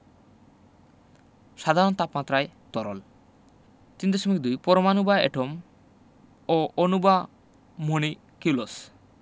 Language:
Bangla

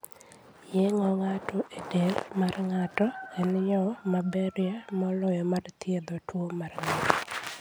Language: Luo (Kenya and Tanzania)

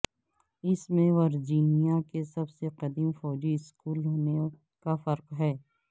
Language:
Urdu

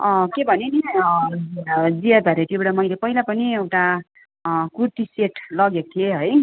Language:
Nepali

